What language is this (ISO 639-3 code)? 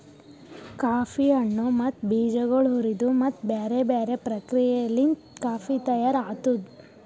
kan